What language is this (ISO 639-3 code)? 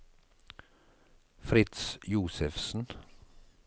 nor